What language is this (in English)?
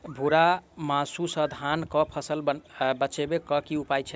Maithili